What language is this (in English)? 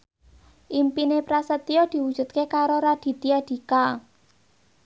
Javanese